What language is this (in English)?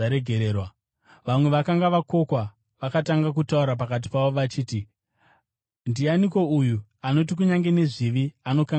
Shona